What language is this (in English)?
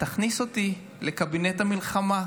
Hebrew